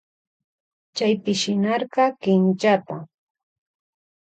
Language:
Loja Highland Quichua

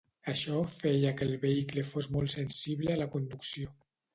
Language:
Catalan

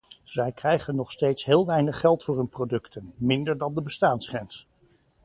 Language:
Dutch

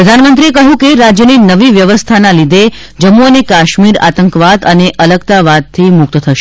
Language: Gujarati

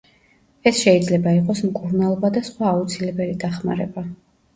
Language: Georgian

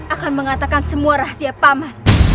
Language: Indonesian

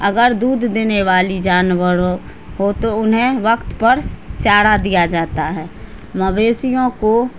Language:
Urdu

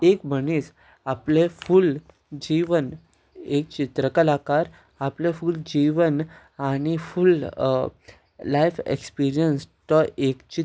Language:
Konkani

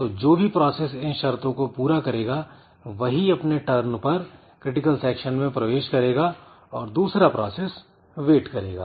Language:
Hindi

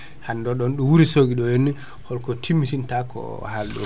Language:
Fula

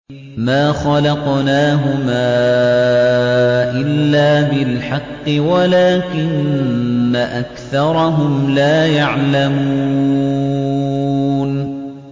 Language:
Arabic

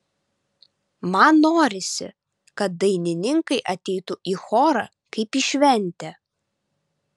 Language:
Lithuanian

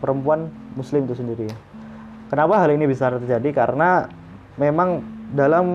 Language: Indonesian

